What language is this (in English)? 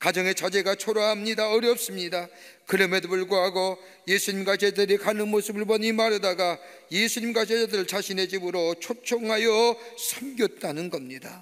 Korean